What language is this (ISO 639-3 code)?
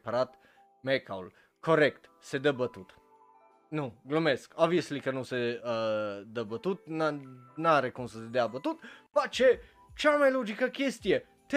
ron